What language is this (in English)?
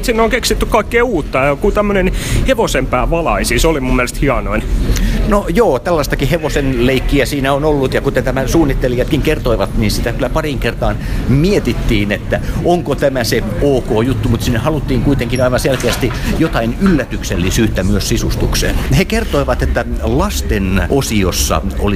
Finnish